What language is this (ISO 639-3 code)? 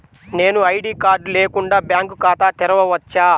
tel